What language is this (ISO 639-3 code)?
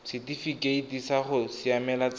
tsn